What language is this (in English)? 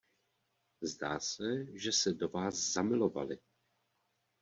Czech